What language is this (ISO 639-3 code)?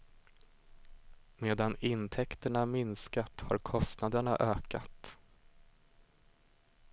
swe